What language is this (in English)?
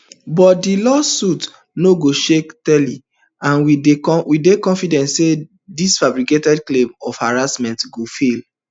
Nigerian Pidgin